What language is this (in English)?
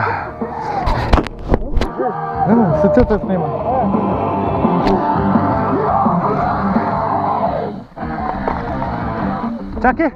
Romanian